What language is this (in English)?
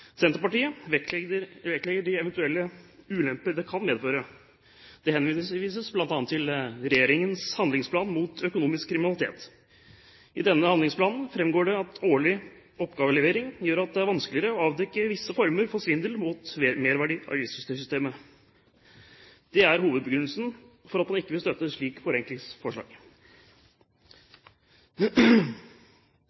Norwegian Bokmål